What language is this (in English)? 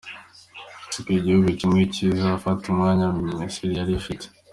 Kinyarwanda